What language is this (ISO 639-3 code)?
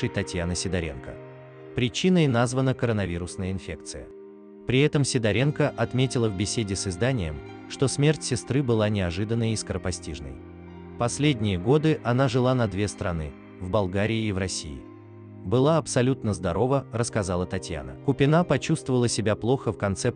rus